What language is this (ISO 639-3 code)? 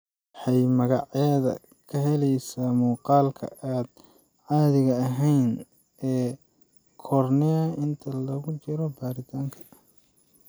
som